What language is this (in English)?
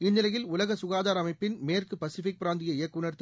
Tamil